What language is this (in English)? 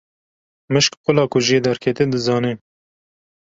Kurdish